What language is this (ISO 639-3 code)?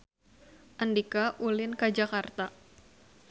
sun